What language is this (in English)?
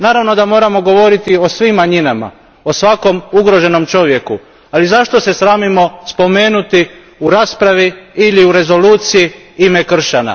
Croatian